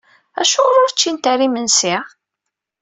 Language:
Kabyle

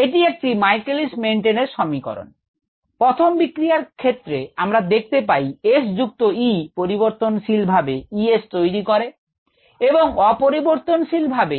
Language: Bangla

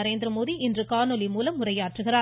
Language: Tamil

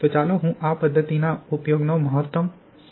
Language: Gujarati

